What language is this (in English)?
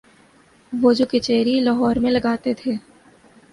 Urdu